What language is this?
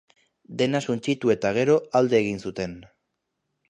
Basque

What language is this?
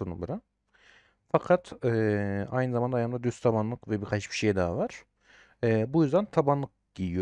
Turkish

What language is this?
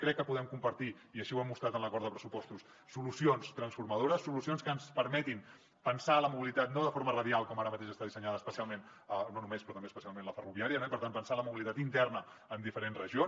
Catalan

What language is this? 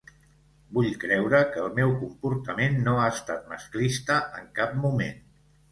Catalan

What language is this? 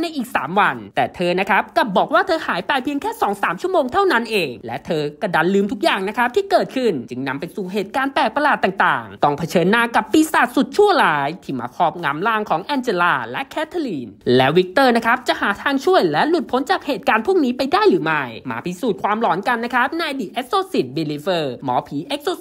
Thai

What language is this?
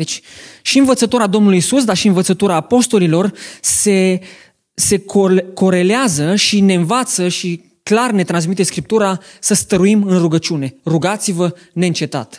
Romanian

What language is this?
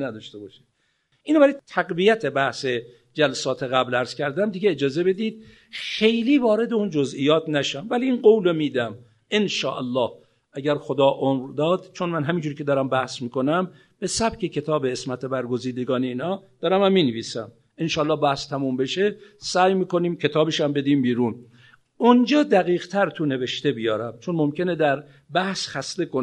Persian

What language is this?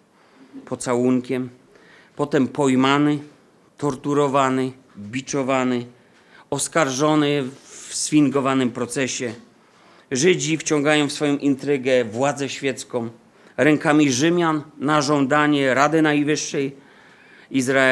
Polish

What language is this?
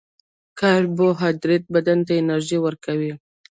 Pashto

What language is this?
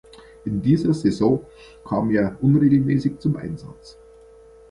German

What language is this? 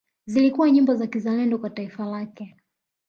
Swahili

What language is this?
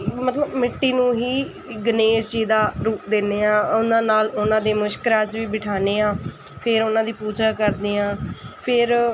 Punjabi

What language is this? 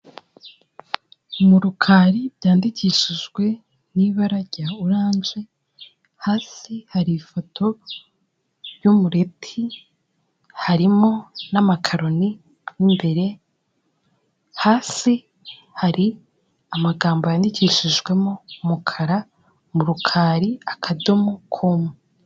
Kinyarwanda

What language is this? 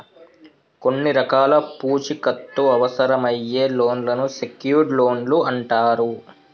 Telugu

